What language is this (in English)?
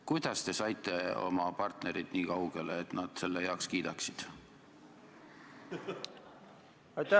Estonian